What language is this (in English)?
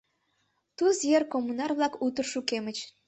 Mari